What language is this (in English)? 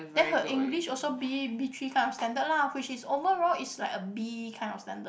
English